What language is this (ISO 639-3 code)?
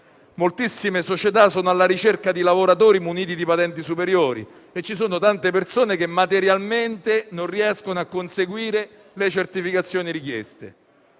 ita